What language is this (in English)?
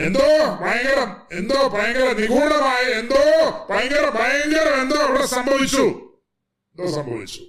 Malayalam